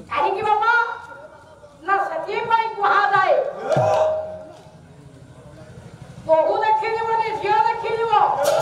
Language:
Indonesian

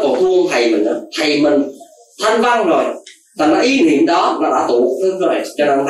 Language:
Vietnamese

